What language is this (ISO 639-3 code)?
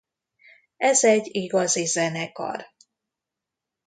hun